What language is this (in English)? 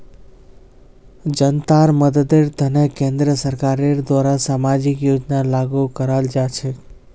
Magahi